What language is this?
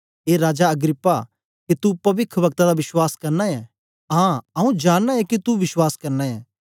Dogri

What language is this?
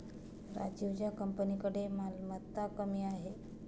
Marathi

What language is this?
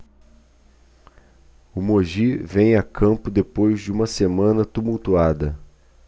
Portuguese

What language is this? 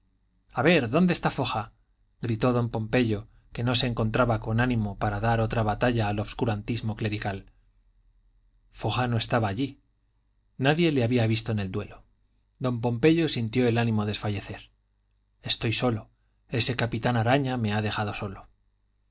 Spanish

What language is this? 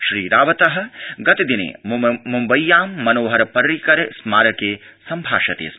Sanskrit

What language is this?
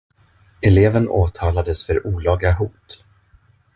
Swedish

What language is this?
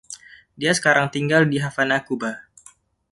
Indonesian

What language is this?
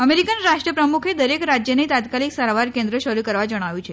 Gujarati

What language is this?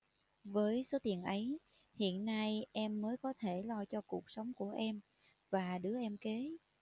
Vietnamese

